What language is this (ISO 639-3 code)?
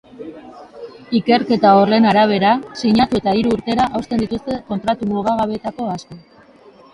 eus